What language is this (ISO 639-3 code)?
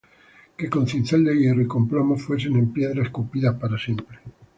spa